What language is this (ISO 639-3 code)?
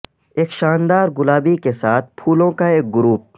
urd